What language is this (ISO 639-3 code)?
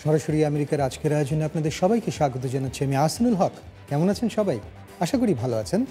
ben